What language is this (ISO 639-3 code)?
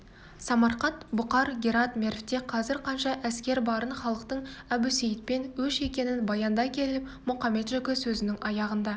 kaz